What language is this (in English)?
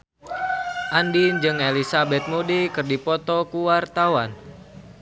Sundanese